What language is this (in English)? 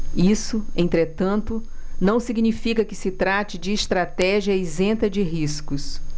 Portuguese